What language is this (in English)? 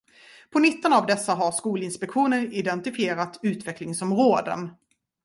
Swedish